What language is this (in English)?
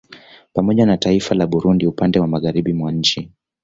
Swahili